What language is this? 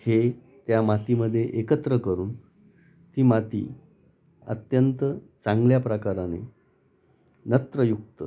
Marathi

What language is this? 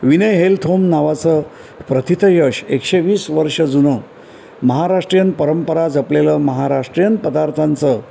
Marathi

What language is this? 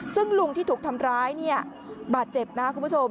Thai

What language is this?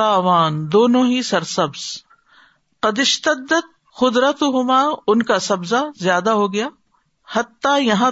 Urdu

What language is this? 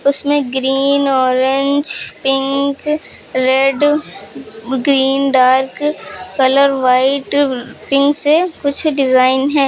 Hindi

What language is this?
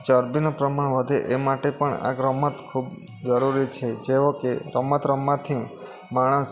Gujarati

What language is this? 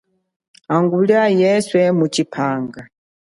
Chokwe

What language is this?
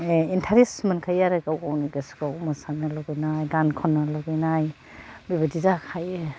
Bodo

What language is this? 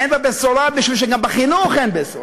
Hebrew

